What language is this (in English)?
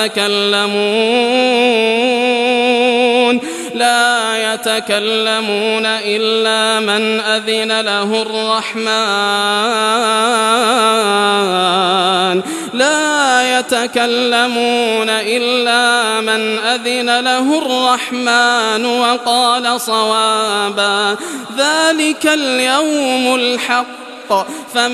Arabic